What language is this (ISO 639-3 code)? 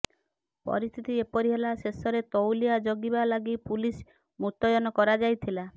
ori